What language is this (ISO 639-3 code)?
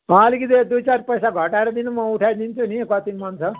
nep